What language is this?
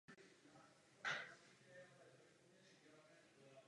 Czech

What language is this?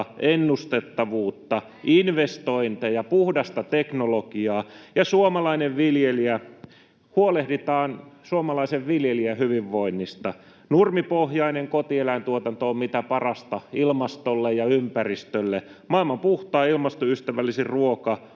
Finnish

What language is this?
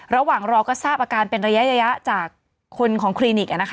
Thai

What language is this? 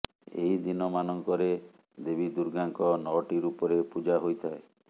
Odia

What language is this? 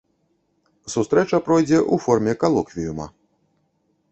Belarusian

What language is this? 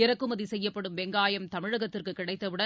Tamil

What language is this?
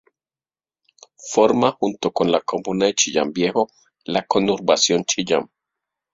Spanish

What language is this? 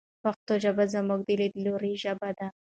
Pashto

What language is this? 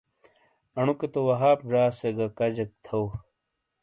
Shina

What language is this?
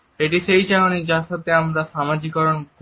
Bangla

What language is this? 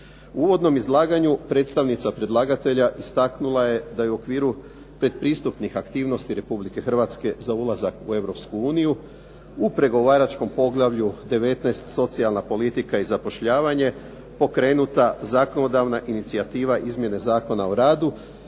Croatian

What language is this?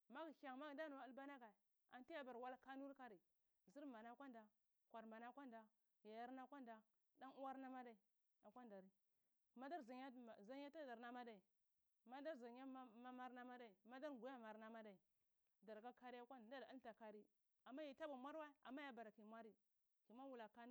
Cibak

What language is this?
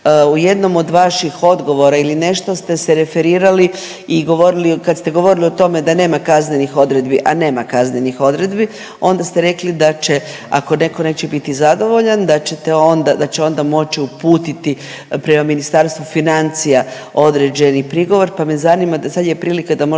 Croatian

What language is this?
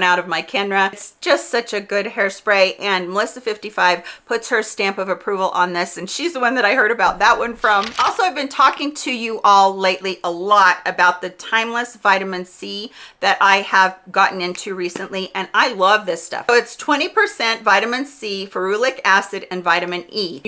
English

